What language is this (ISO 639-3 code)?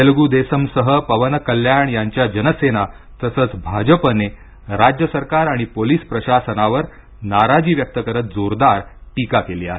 mar